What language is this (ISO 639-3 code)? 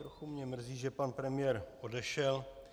ces